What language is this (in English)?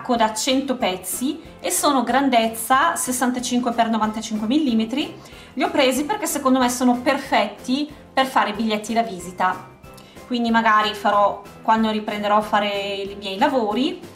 Italian